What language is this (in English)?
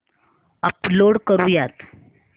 Marathi